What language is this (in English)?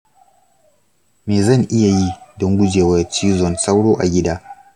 Hausa